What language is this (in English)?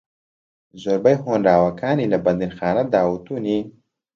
Central Kurdish